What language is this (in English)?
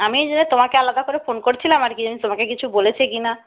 Bangla